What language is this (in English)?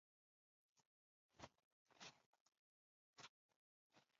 Swahili